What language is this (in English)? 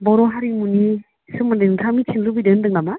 Bodo